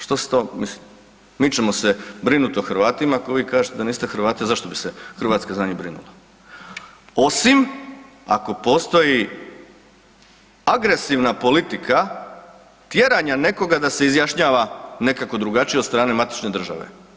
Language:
Croatian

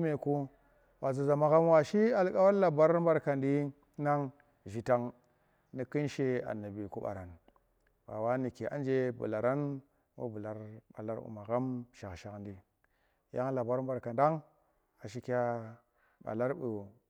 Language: Tera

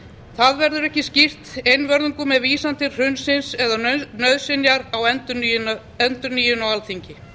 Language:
Icelandic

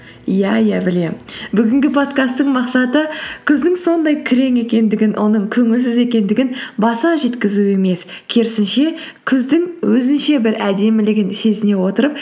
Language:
Kazakh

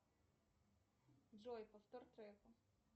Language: Russian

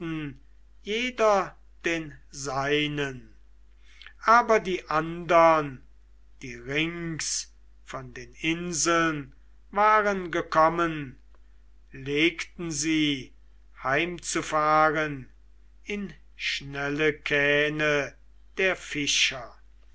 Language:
German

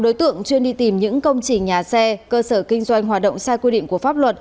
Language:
Vietnamese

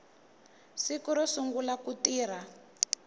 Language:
Tsonga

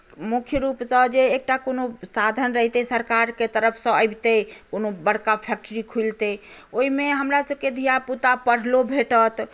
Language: Maithili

